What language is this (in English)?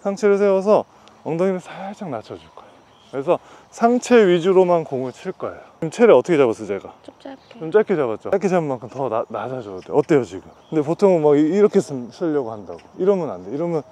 Korean